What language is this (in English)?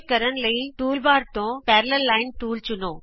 Punjabi